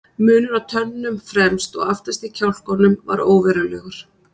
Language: Icelandic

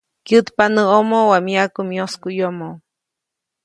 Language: Copainalá Zoque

